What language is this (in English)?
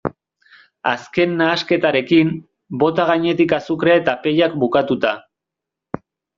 Basque